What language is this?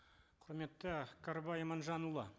Kazakh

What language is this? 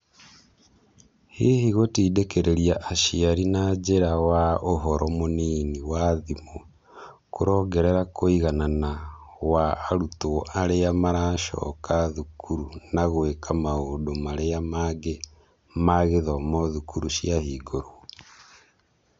Kikuyu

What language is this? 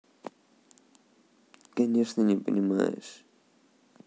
Russian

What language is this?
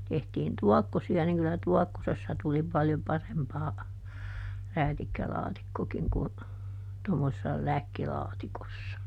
Finnish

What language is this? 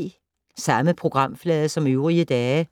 Danish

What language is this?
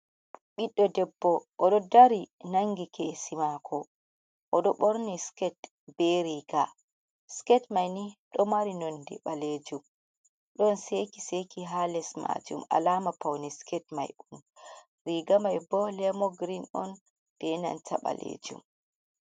Fula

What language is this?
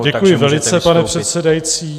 Czech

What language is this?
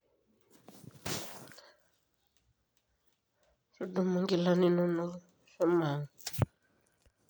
Masai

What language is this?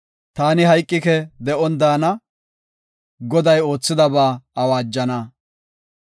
Gofa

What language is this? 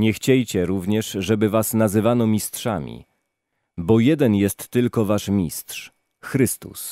Polish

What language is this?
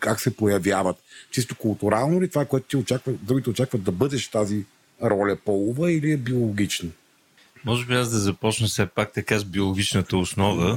Bulgarian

